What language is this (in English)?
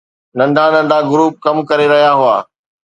Sindhi